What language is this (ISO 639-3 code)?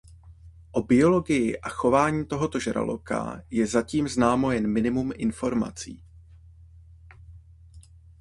ces